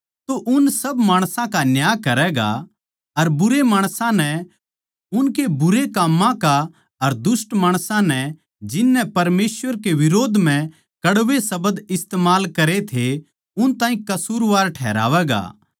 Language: Haryanvi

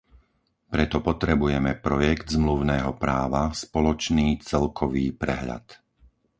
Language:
Slovak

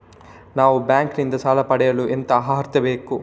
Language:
Kannada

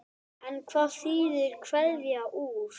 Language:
Icelandic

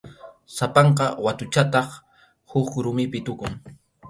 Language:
Arequipa-La Unión Quechua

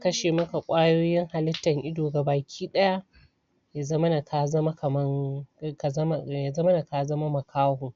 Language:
Hausa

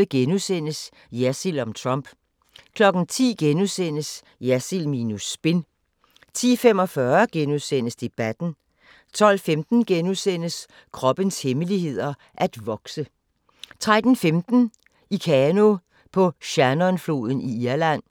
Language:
Danish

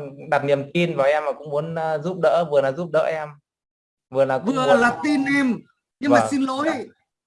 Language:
Vietnamese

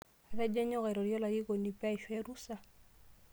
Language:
Masai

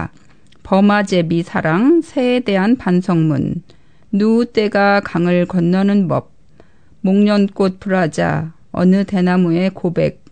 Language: Korean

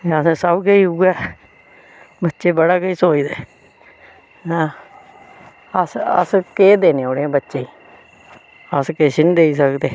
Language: Dogri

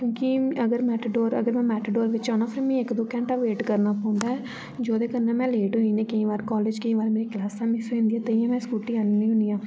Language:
Dogri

